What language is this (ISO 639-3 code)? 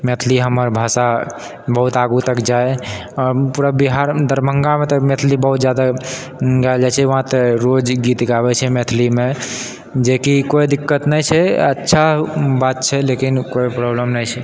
mai